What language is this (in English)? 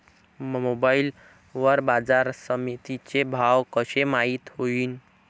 Marathi